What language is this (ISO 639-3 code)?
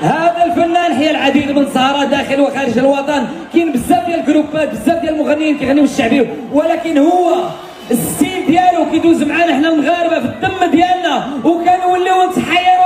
ara